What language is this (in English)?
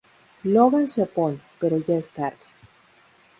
Spanish